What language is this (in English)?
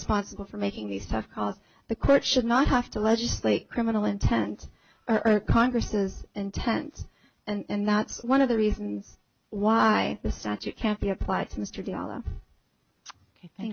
English